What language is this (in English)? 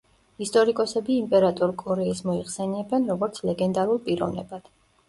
Georgian